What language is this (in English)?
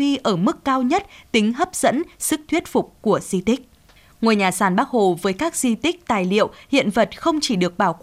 Vietnamese